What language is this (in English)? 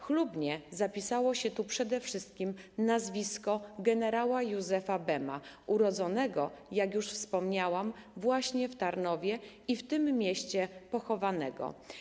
Polish